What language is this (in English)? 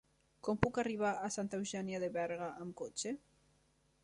Catalan